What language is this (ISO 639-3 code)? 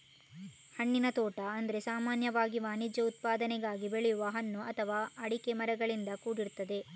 kan